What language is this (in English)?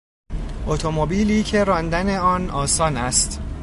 Persian